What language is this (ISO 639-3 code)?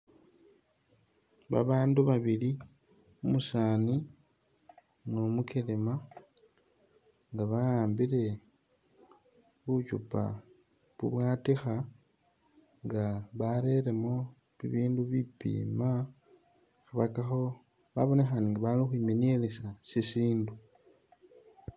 myx